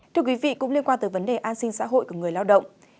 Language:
Vietnamese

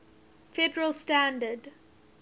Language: English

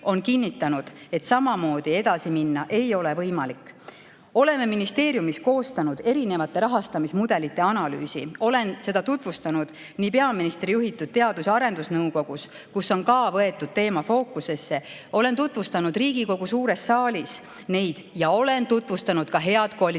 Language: Estonian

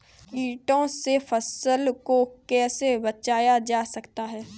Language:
Hindi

